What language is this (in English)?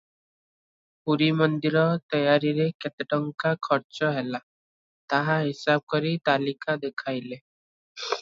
Odia